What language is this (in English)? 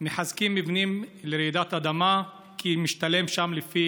Hebrew